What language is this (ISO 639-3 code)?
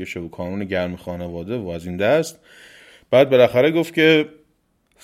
fas